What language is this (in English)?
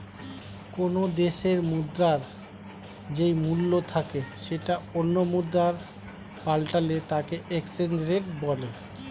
Bangla